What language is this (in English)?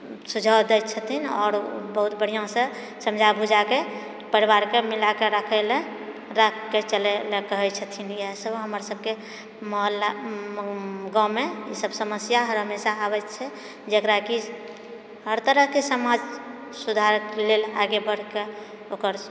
Maithili